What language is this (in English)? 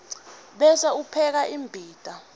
Swati